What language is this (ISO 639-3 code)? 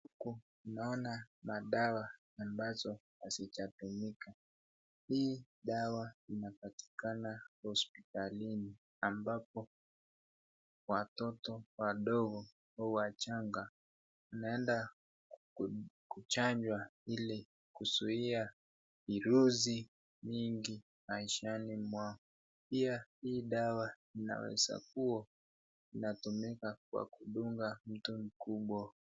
swa